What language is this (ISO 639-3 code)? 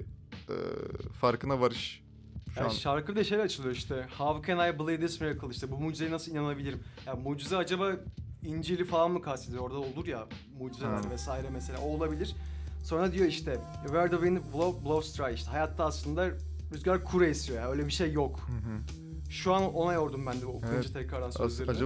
tur